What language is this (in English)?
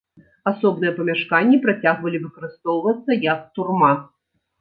Belarusian